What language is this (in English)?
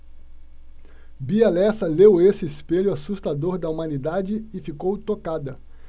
Portuguese